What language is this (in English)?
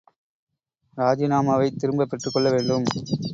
Tamil